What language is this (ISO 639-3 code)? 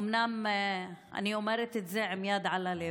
heb